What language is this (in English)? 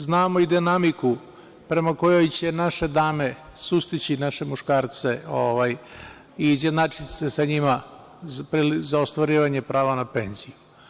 Serbian